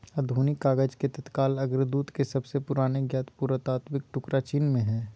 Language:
Magahi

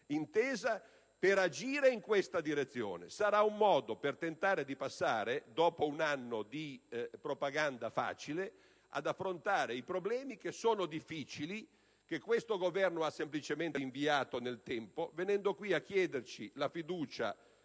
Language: Italian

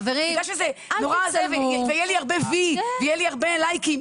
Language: Hebrew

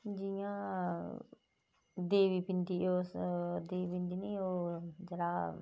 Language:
Dogri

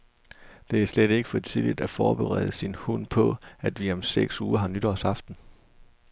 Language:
Danish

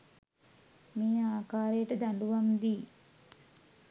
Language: Sinhala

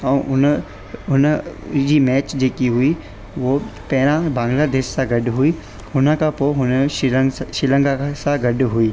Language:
Sindhi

